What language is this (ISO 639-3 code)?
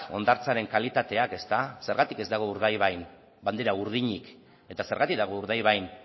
eus